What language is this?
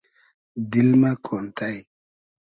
Hazaragi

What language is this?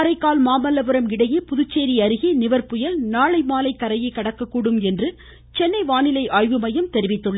Tamil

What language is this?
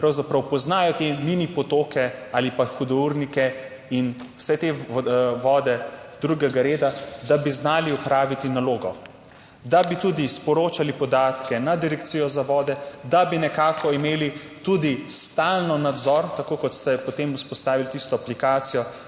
Slovenian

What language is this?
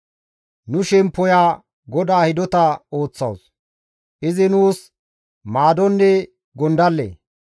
Gamo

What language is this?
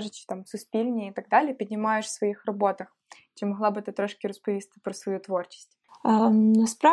Ukrainian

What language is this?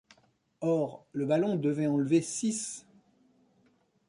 French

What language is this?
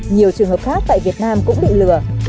Vietnamese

